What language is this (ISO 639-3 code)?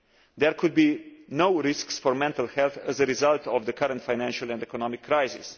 eng